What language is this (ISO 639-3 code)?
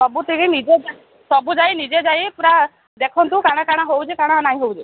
ori